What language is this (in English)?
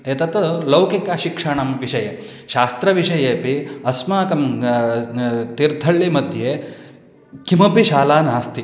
Sanskrit